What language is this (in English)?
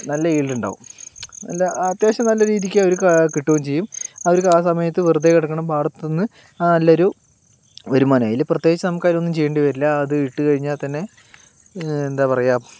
Malayalam